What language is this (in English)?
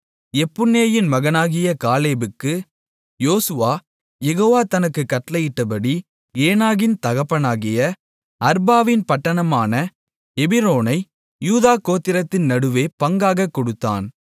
Tamil